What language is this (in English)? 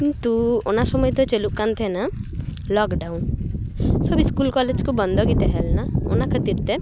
Santali